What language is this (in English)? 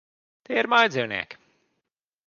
Latvian